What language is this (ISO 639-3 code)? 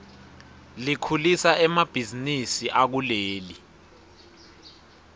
ssw